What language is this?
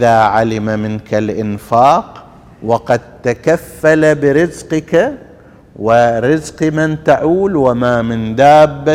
Arabic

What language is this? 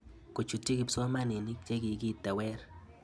Kalenjin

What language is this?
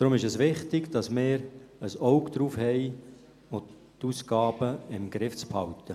Swiss German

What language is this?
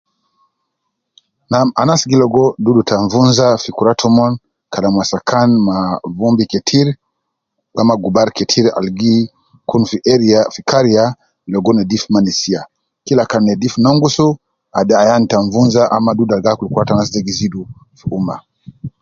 Nubi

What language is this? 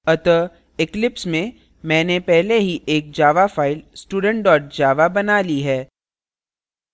Hindi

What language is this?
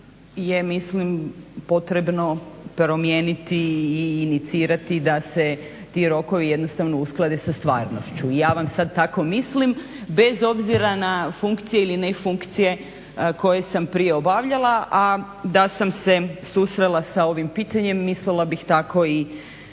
Croatian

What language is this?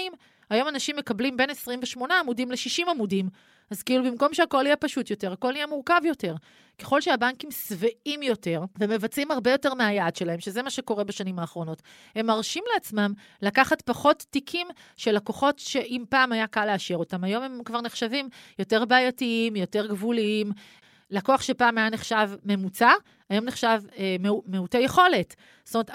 Hebrew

